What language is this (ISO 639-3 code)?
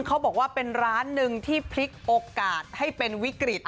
tha